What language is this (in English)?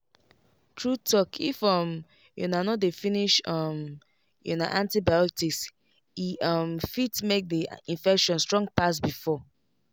Nigerian Pidgin